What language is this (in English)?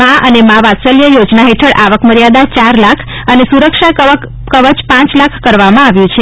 Gujarati